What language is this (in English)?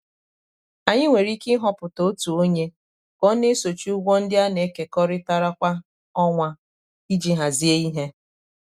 Igbo